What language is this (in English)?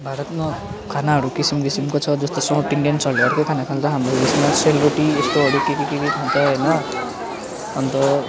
Nepali